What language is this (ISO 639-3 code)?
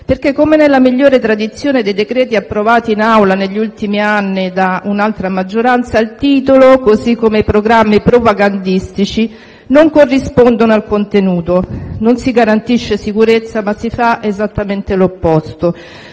ita